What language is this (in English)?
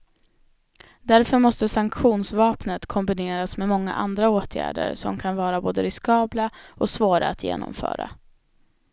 Swedish